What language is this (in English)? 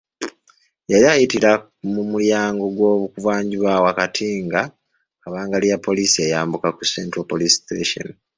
Ganda